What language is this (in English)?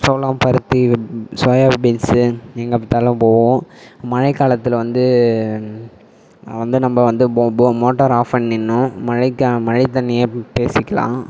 Tamil